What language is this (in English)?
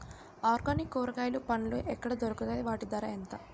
Telugu